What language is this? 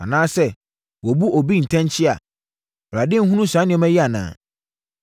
Akan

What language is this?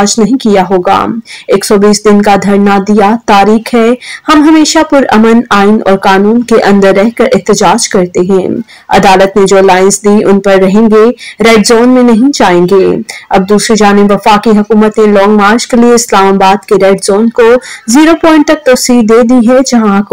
Hindi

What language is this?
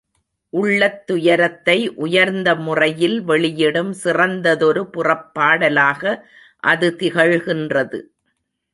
Tamil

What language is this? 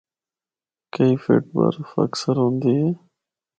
Northern Hindko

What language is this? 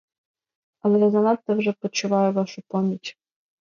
Ukrainian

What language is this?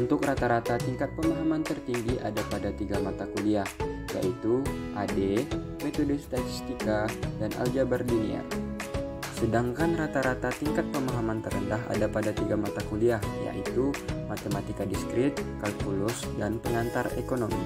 Indonesian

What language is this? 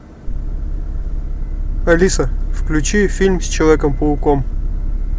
Russian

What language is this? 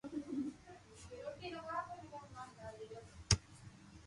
Loarki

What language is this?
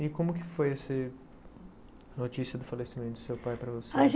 Portuguese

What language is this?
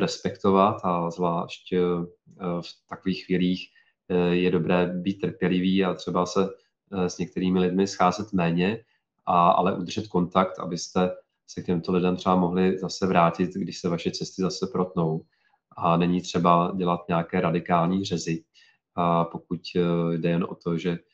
Czech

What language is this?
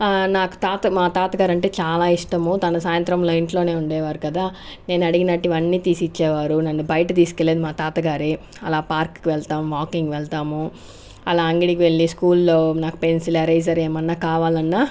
Telugu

